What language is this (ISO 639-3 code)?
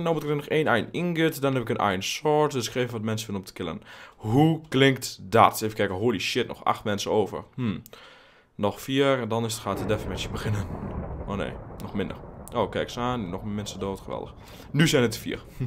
nld